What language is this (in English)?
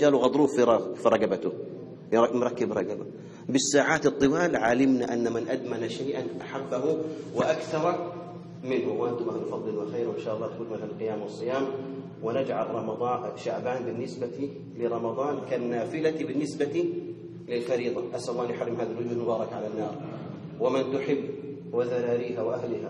Arabic